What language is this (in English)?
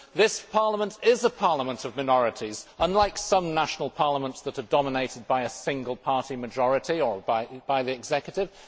English